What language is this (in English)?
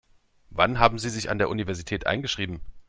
German